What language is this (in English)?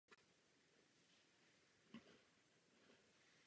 Czech